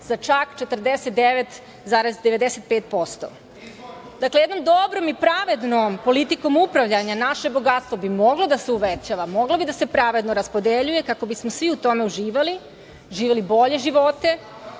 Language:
Serbian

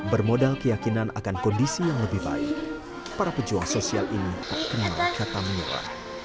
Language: Indonesian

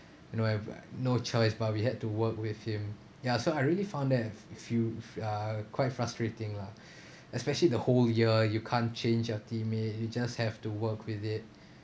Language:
English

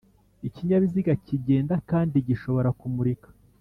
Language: Kinyarwanda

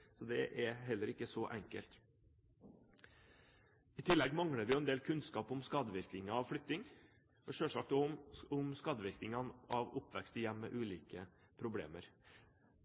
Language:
Norwegian Bokmål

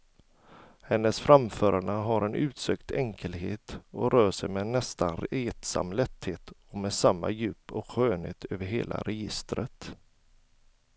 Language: Swedish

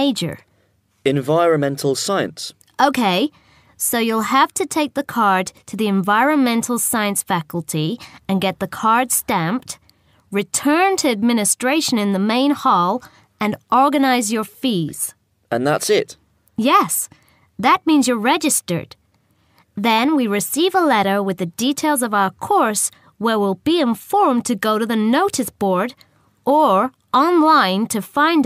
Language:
English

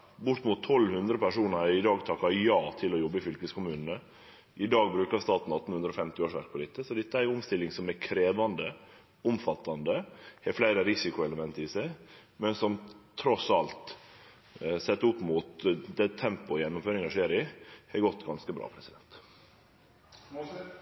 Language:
Norwegian Nynorsk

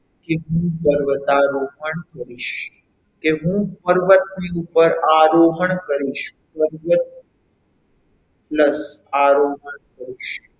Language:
Gujarati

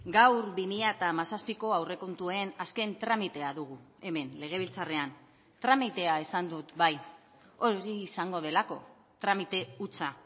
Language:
Basque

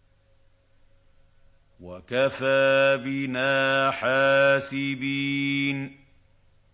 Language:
Arabic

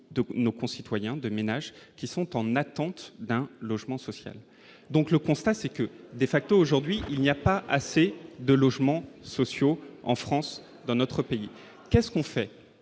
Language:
French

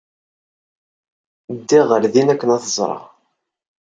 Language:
Kabyle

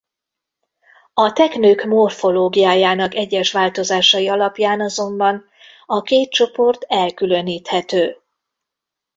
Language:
Hungarian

